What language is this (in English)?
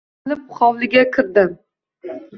Uzbek